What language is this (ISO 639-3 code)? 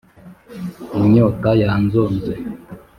kin